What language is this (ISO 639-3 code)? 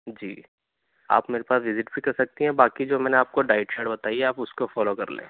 urd